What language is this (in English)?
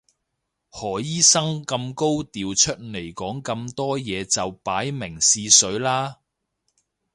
Cantonese